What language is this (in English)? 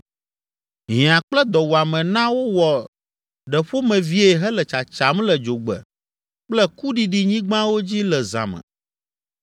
Ewe